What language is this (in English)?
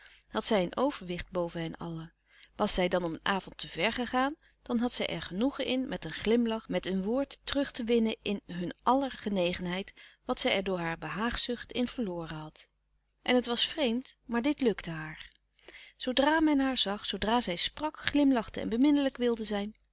Dutch